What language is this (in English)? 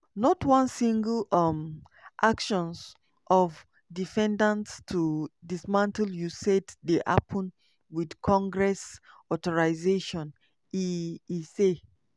Nigerian Pidgin